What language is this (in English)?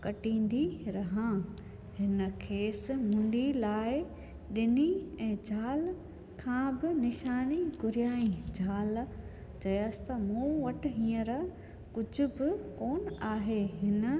Sindhi